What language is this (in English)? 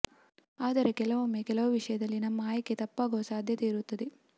Kannada